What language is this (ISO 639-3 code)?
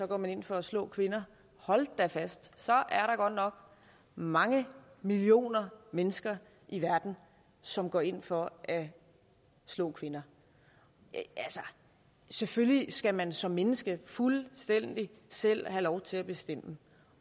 dan